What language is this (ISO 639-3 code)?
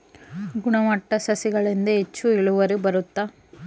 kan